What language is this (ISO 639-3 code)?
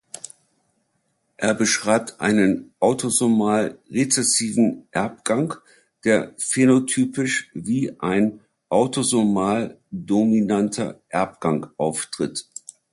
deu